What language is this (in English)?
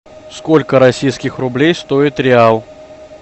Russian